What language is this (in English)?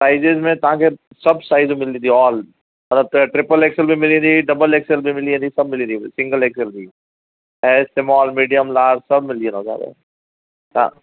Sindhi